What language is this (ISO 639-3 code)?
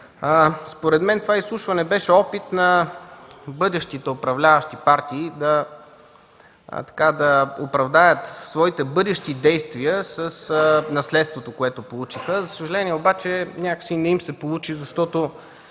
bul